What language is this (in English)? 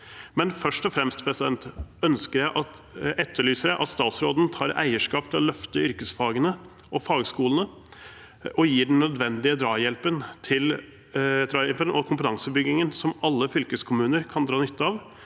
Norwegian